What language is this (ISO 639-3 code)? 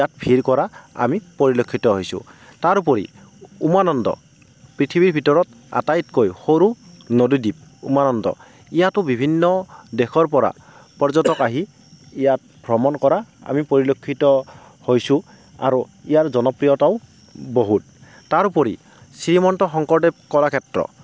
asm